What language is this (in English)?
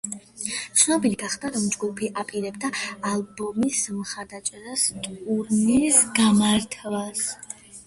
Georgian